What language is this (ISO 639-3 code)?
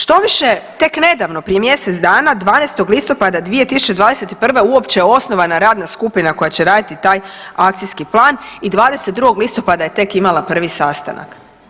hrv